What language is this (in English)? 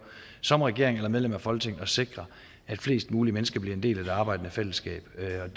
Danish